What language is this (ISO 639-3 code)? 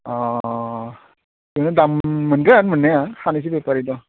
brx